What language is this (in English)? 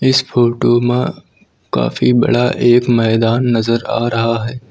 Hindi